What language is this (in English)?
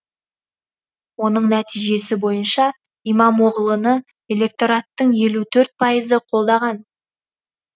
Kazakh